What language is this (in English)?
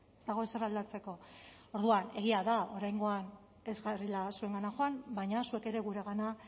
Basque